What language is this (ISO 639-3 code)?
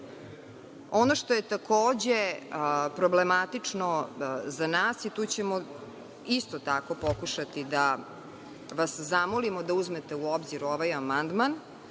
srp